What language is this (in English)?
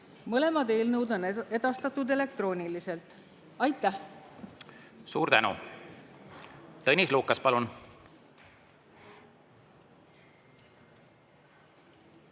Estonian